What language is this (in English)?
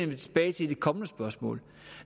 Danish